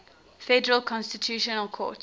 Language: English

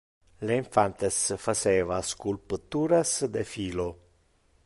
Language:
Interlingua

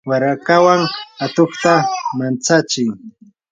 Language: Yanahuanca Pasco Quechua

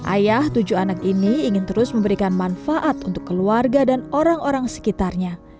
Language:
Indonesian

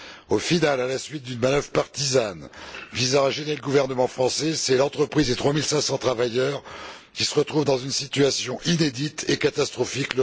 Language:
French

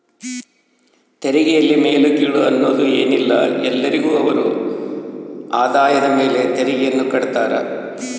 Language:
Kannada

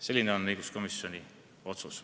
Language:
Estonian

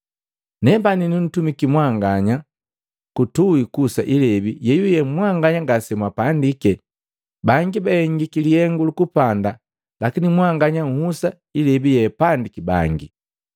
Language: Matengo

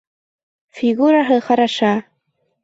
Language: Bashkir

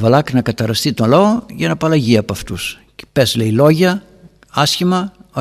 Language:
Greek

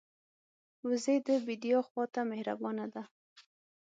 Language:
Pashto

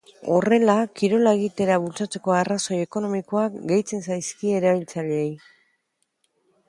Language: Basque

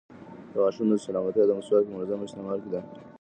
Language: Pashto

